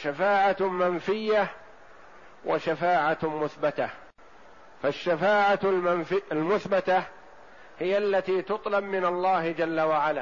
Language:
Arabic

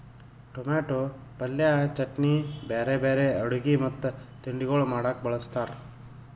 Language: Kannada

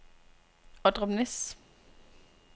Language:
Danish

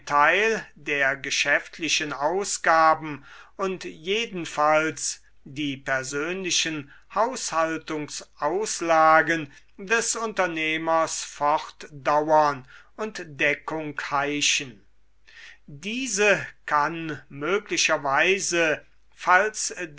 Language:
German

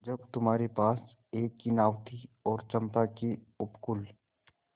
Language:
Hindi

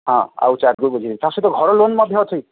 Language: Odia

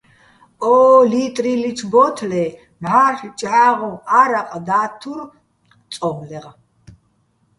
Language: Bats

